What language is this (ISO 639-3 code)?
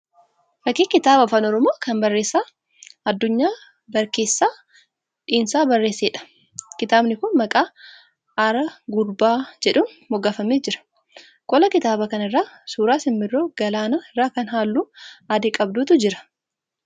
orm